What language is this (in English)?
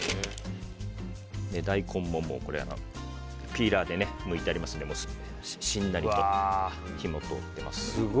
Japanese